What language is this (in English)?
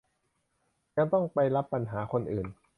Thai